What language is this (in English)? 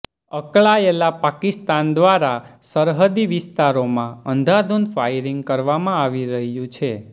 Gujarati